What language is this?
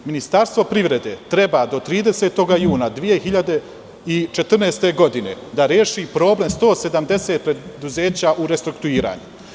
Serbian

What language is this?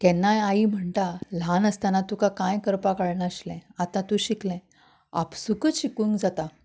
Konkani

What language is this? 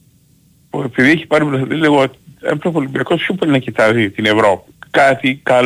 Greek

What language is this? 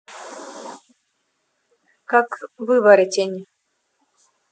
Russian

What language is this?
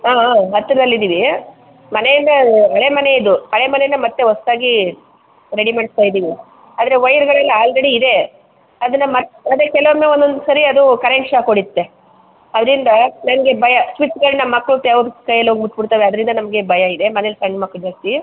Kannada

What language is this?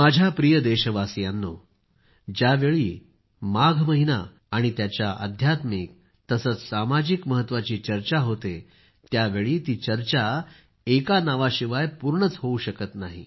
Marathi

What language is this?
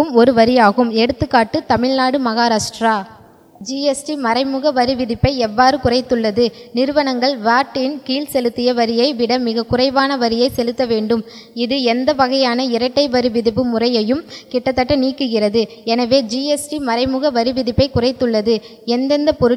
Tamil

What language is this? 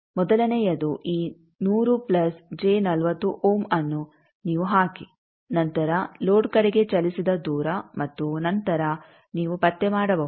Kannada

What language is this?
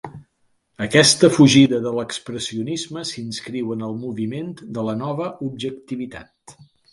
Catalan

